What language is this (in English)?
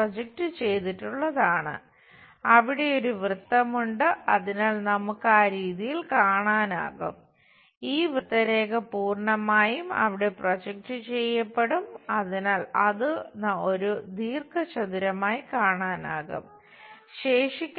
Malayalam